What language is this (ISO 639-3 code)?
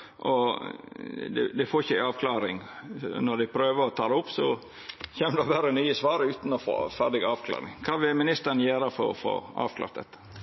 nno